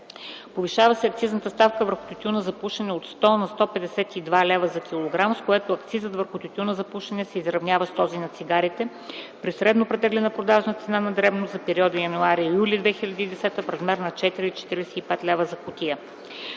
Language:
Bulgarian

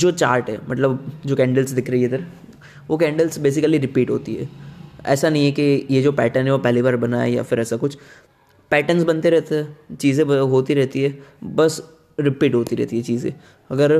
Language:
Hindi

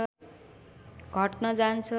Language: Nepali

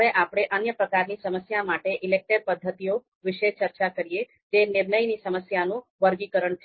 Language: Gujarati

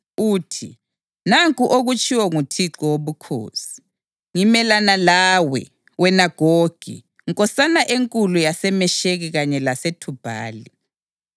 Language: North Ndebele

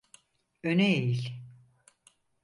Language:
Turkish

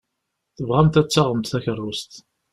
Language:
Kabyle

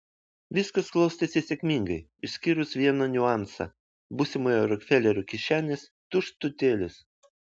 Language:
Lithuanian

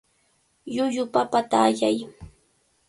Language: Cajatambo North Lima Quechua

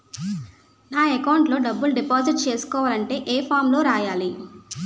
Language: Telugu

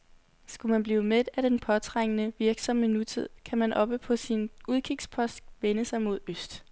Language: Danish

